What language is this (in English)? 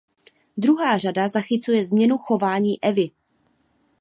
Czech